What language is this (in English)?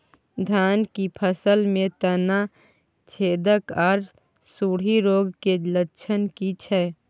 Maithili